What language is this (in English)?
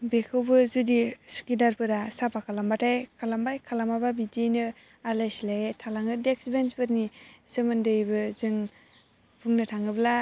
Bodo